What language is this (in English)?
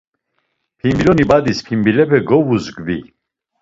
Laz